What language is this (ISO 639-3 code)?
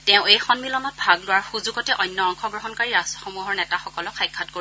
asm